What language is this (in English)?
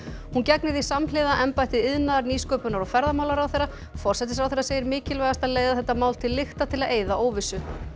Icelandic